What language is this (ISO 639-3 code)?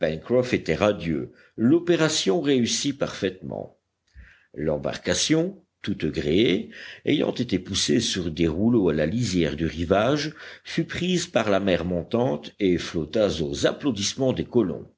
fra